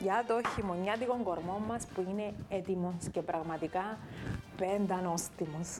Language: Greek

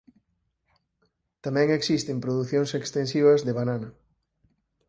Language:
Galician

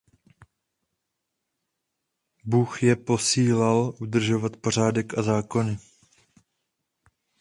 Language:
Czech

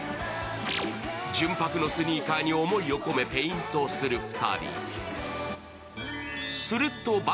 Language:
Japanese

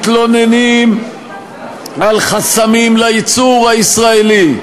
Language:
Hebrew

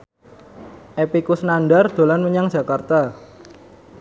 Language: Javanese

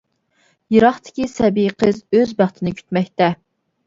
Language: Uyghur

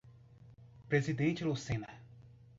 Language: Portuguese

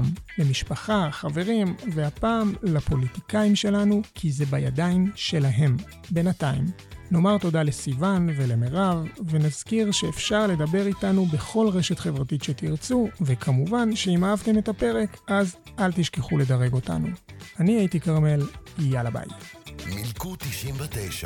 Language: Hebrew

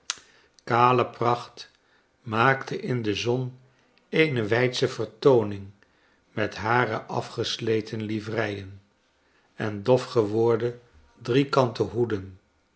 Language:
Dutch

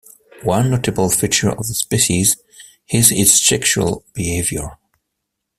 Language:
English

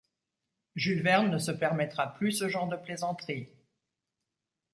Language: French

